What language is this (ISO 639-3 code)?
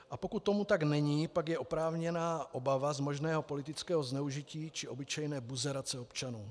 ces